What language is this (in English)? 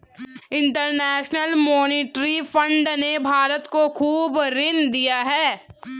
Hindi